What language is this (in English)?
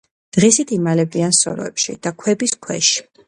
Georgian